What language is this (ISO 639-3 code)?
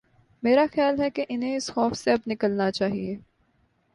urd